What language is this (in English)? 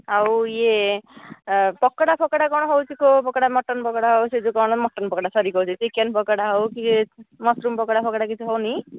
Odia